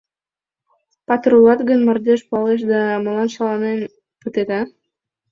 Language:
Mari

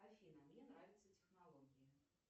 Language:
Russian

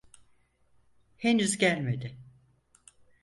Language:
Turkish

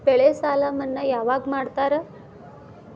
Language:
Kannada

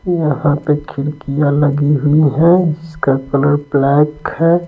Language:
Hindi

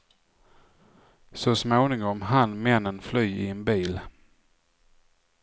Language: Swedish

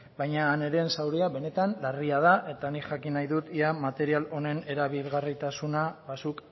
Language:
Basque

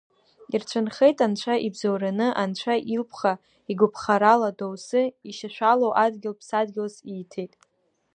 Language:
Abkhazian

